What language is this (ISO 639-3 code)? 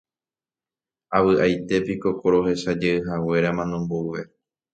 grn